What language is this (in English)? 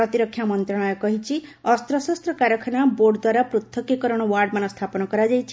Odia